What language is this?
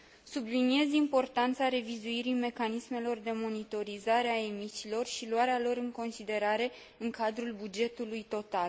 Romanian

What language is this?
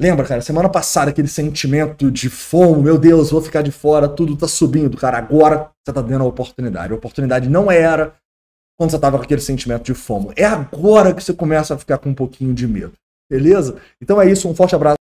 Portuguese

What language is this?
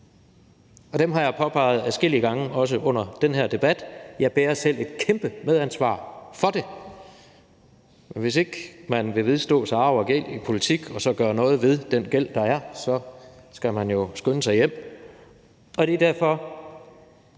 Danish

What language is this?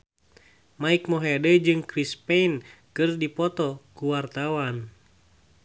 Sundanese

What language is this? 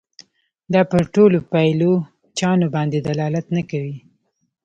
Pashto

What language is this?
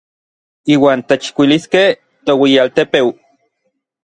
Orizaba Nahuatl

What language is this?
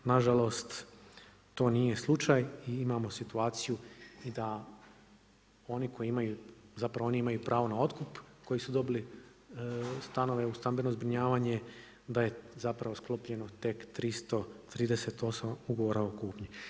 Croatian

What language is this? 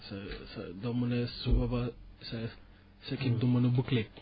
Wolof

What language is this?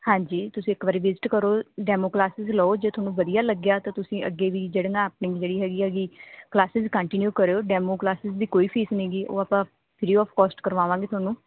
Punjabi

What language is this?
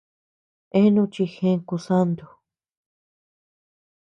Tepeuxila Cuicatec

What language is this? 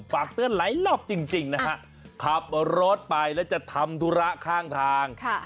Thai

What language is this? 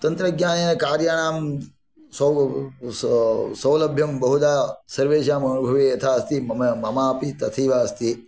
Sanskrit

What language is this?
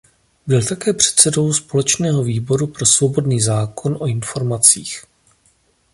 Czech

